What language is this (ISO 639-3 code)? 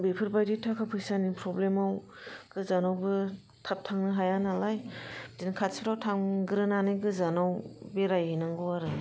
brx